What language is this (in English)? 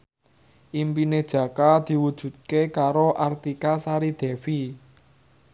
Javanese